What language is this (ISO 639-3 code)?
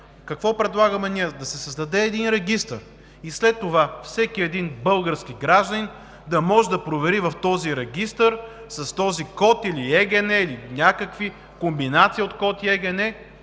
bul